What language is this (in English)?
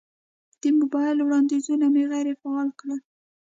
Pashto